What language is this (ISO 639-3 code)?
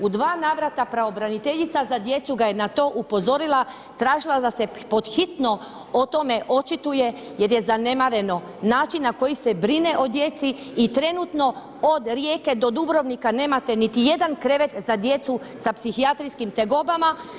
hrv